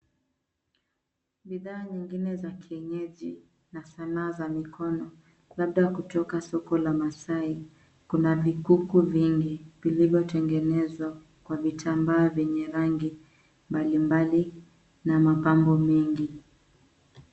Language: Swahili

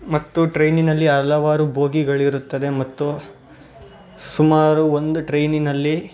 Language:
Kannada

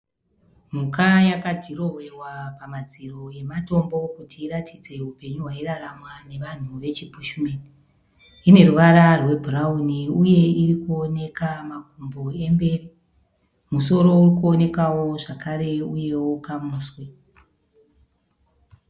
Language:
Shona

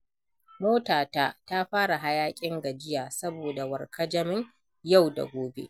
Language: Hausa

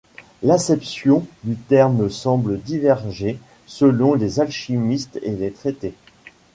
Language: French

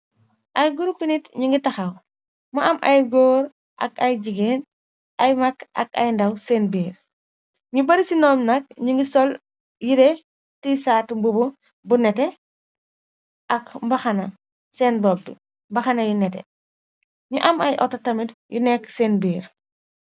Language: Wolof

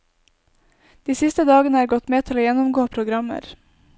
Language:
Norwegian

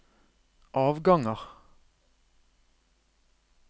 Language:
Norwegian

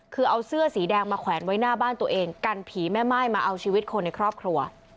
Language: Thai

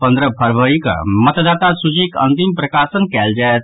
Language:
Maithili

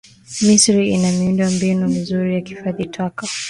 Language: Swahili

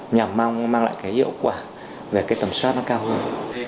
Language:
Vietnamese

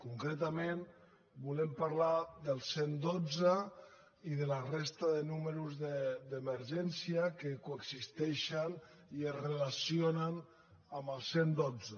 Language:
Catalan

